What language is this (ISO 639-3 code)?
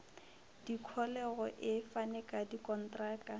nso